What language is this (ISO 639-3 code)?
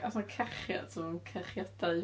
cym